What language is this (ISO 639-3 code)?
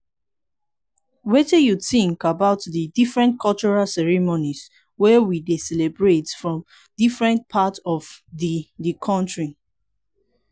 pcm